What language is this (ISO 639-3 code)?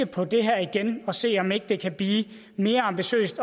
dan